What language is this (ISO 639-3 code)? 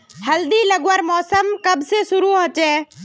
mag